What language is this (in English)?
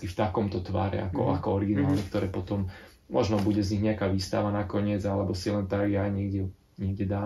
Slovak